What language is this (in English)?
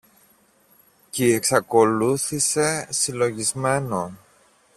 Greek